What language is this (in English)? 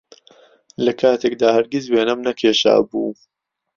Central Kurdish